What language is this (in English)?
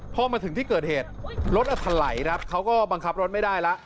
Thai